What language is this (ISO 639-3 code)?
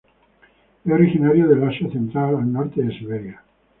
spa